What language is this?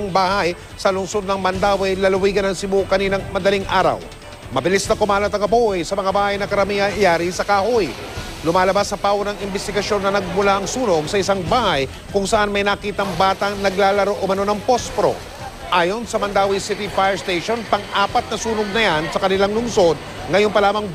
Filipino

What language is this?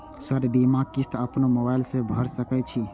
Maithili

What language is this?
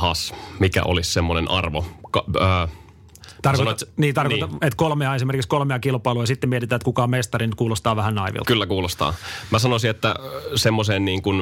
Finnish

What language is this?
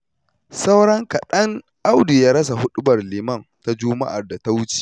Hausa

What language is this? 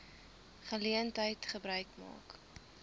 Afrikaans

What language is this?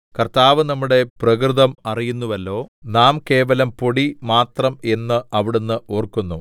Malayalam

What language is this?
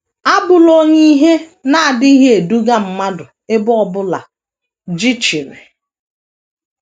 Igbo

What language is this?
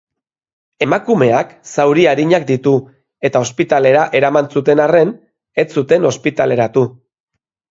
Basque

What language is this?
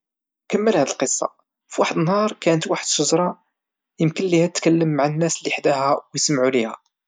Moroccan Arabic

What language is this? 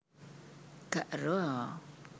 Javanese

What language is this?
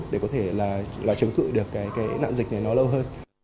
Vietnamese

